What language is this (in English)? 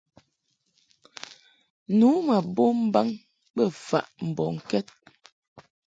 Mungaka